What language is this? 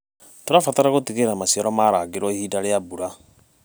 Kikuyu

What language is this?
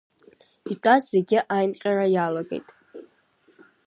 Abkhazian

